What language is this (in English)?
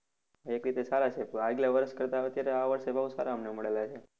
Gujarati